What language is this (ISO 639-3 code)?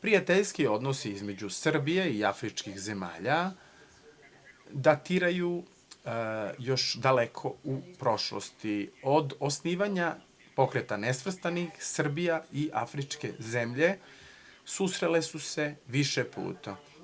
srp